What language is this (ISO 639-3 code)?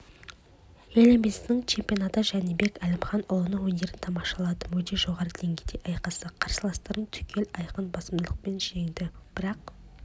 kaz